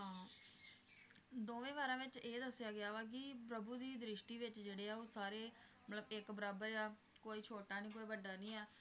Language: Punjabi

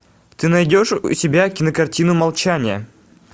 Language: Russian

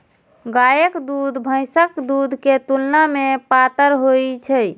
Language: Maithili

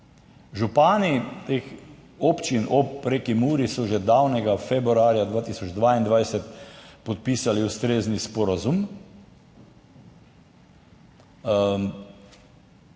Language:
Slovenian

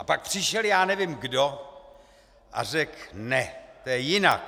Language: Czech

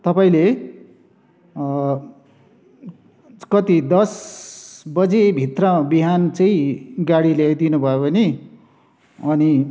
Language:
Nepali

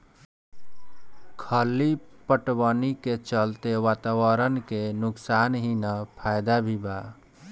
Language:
Bhojpuri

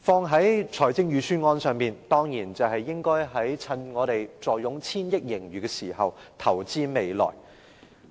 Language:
Cantonese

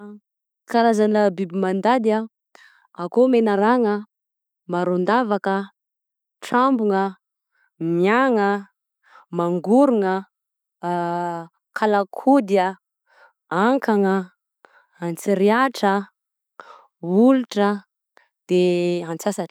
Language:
Southern Betsimisaraka Malagasy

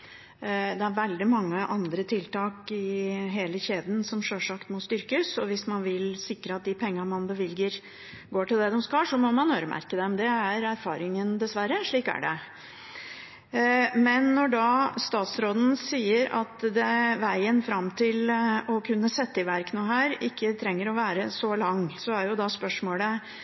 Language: Norwegian Bokmål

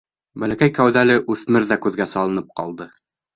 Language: Bashkir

